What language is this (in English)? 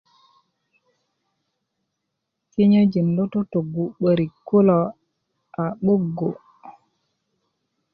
Kuku